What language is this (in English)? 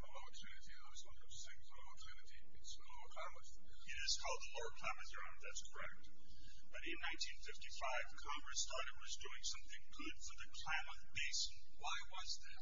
English